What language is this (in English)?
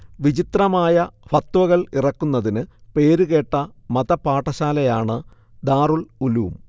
Malayalam